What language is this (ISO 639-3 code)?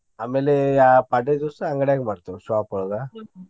kan